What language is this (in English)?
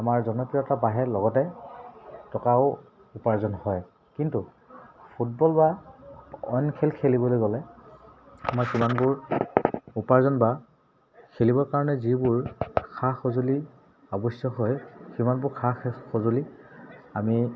Assamese